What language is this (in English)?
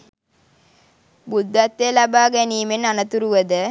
Sinhala